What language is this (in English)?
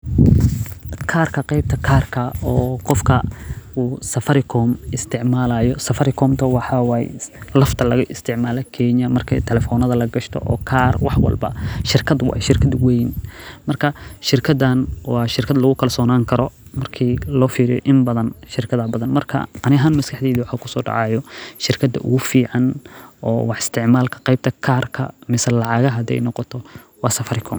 Somali